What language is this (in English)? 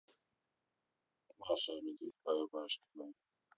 Russian